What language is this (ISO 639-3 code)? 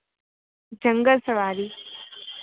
hin